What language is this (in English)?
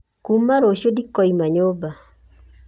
Kikuyu